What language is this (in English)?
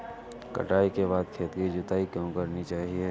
Hindi